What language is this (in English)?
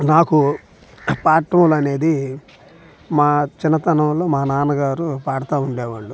Telugu